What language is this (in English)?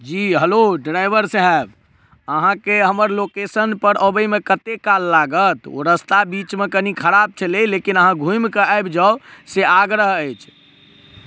Maithili